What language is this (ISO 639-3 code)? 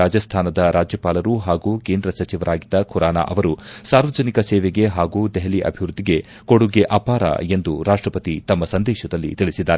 kan